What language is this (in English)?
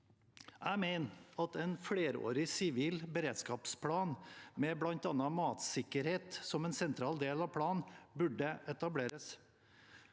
Norwegian